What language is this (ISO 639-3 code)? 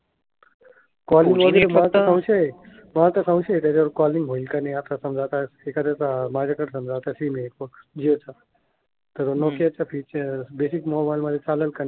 mar